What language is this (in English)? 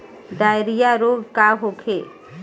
Bhojpuri